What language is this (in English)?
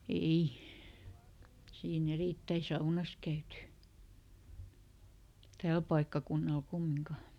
Finnish